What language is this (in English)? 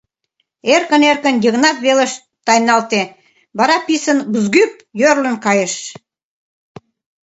Mari